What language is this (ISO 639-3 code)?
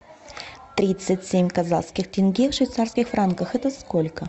rus